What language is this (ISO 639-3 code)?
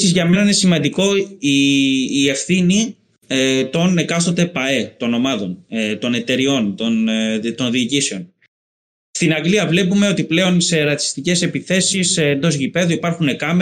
ell